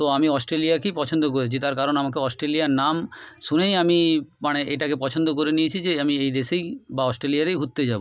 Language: Bangla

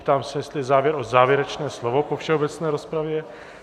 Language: Czech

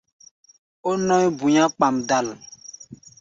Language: Gbaya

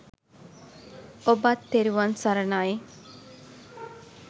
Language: Sinhala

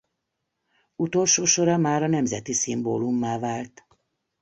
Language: Hungarian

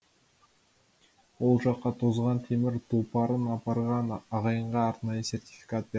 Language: Kazakh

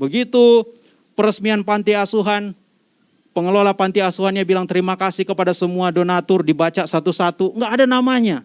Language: Indonesian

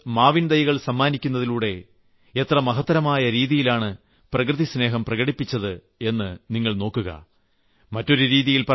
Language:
Malayalam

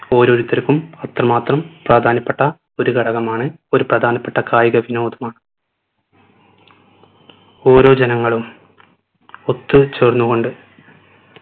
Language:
Malayalam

